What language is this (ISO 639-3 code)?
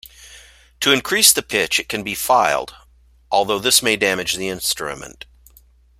eng